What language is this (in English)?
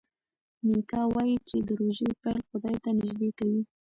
Pashto